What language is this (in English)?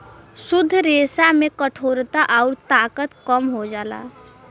Bhojpuri